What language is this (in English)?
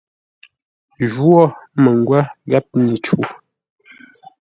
Ngombale